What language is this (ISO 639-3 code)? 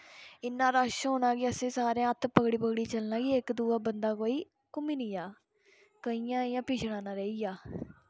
doi